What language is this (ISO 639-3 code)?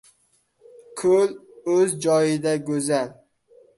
uzb